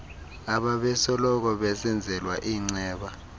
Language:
Xhosa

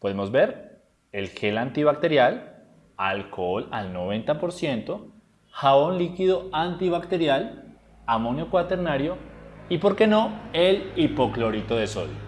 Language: Spanish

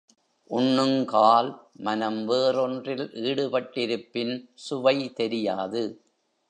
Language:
Tamil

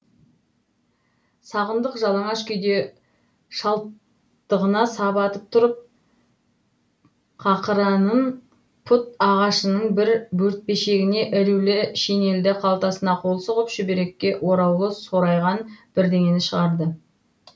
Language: Kazakh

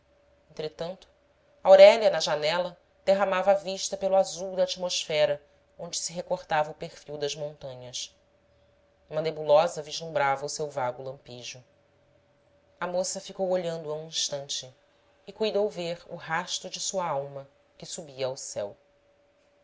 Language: Portuguese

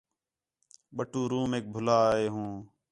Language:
Khetrani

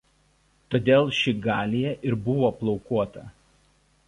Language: Lithuanian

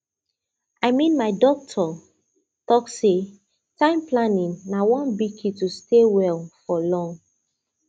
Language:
Nigerian Pidgin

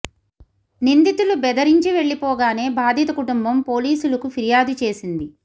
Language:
Telugu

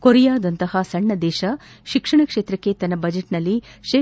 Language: Kannada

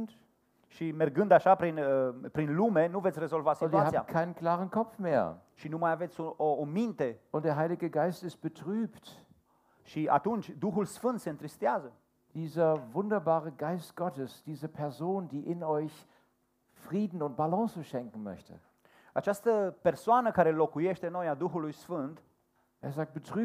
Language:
Romanian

